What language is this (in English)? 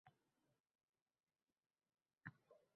Uzbek